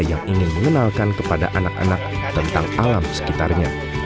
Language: Indonesian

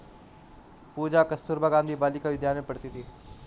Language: Hindi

